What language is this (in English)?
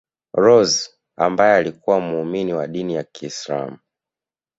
Swahili